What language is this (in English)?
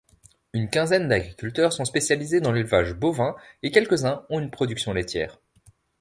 French